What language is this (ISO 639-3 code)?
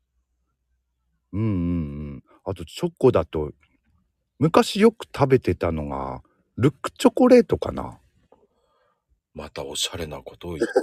jpn